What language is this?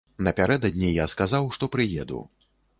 Belarusian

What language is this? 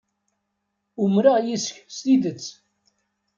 Kabyle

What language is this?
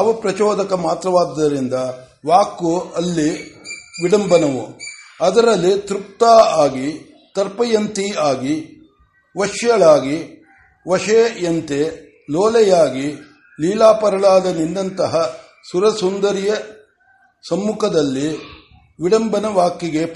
Kannada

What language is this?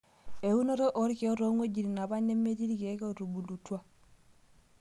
Masai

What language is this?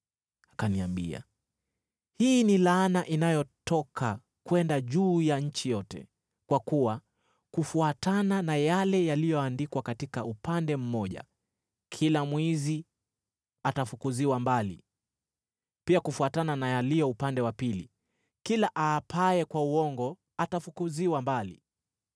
Swahili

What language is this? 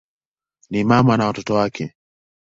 Swahili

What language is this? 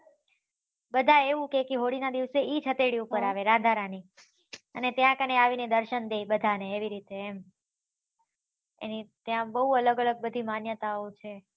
Gujarati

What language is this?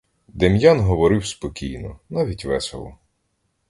Ukrainian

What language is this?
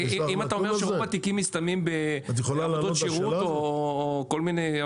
Hebrew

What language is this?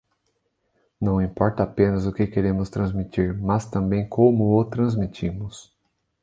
Portuguese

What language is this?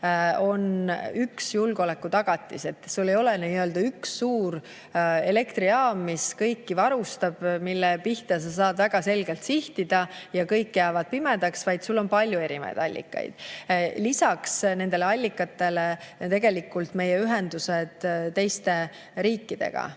Estonian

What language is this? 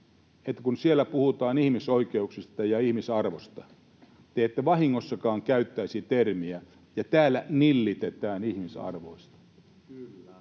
Finnish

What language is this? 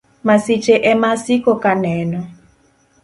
Luo (Kenya and Tanzania)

